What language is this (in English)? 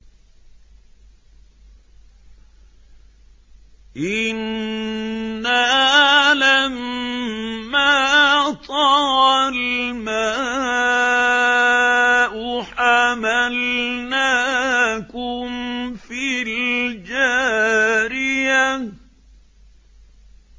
Arabic